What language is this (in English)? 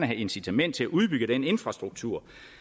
Danish